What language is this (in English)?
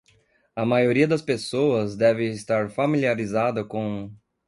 Portuguese